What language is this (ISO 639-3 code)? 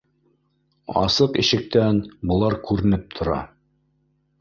bak